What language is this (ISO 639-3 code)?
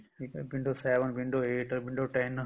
pan